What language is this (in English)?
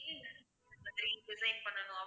Tamil